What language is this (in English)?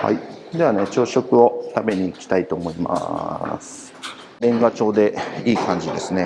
Japanese